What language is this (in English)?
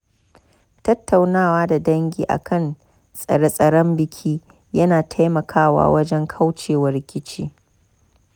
Hausa